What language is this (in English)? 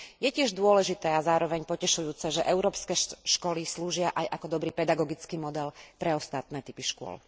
Slovak